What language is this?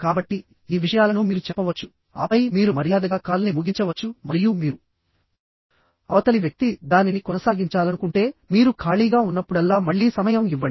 Telugu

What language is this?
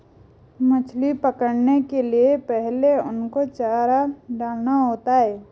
Hindi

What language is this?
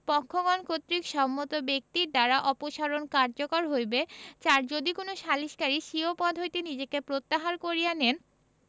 Bangla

